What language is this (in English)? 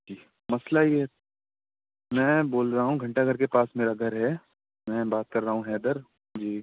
Urdu